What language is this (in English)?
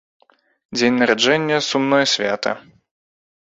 Belarusian